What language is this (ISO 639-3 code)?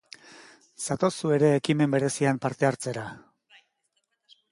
eus